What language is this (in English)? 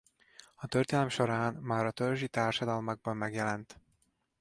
Hungarian